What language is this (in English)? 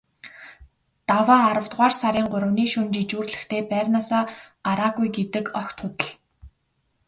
Mongolian